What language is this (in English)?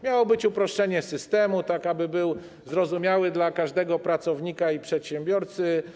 Polish